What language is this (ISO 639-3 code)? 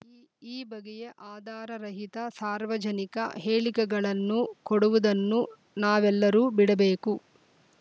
kan